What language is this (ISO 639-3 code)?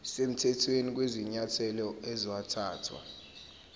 zul